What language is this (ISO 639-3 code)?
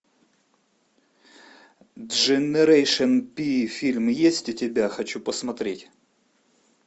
rus